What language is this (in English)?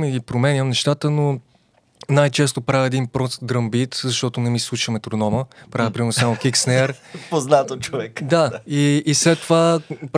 Bulgarian